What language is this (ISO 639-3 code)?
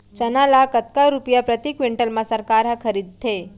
hne